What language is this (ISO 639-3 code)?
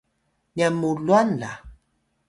tay